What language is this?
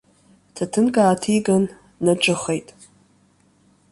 Abkhazian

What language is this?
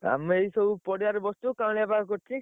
Odia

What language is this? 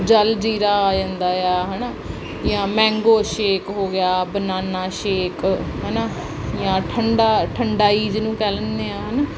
Punjabi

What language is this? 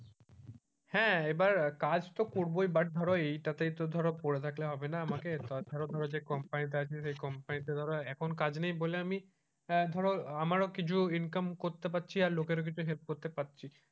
Bangla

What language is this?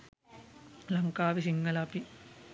Sinhala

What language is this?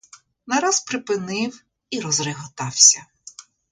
Ukrainian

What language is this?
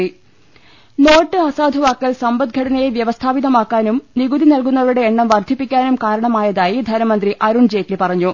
Malayalam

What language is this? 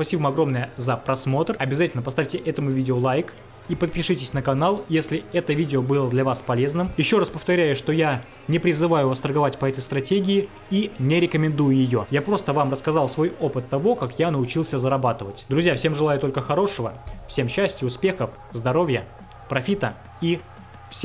Russian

